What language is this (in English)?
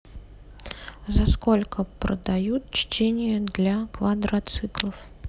Russian